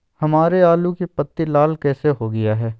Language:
Magahi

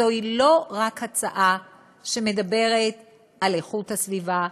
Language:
Hebrew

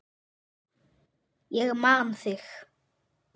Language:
Icelandic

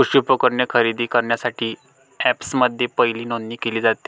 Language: Marathi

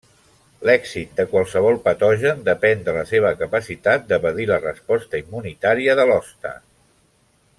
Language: Catalan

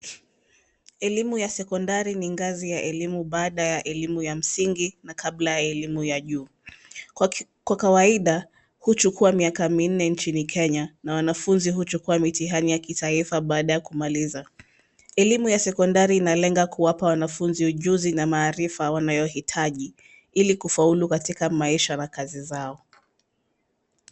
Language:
Swahili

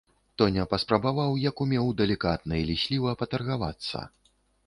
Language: Belarusian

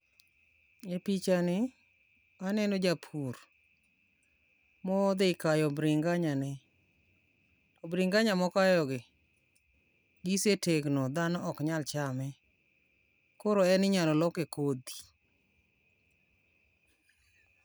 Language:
Luo (Kenya and Tanzania)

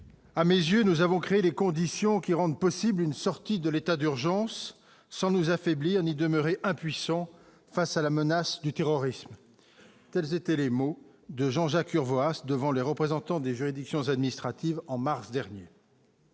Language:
French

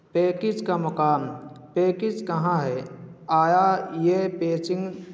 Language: Urdu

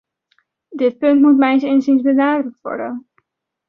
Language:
Dutch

